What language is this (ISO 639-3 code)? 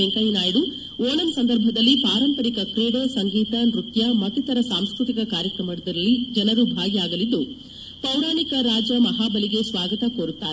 kan